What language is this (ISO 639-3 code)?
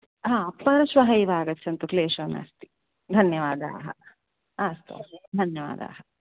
san